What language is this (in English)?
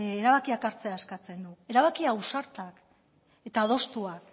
Basque